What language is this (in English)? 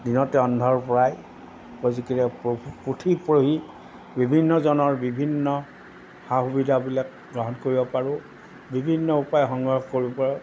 Assamese